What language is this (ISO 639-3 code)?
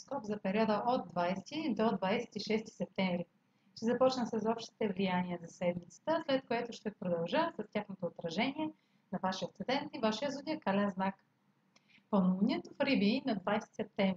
bul